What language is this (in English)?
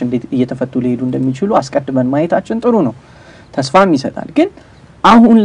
Arabic